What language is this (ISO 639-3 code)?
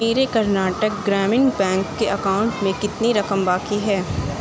urd